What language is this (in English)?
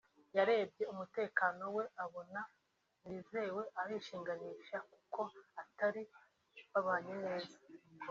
Kinyarwanda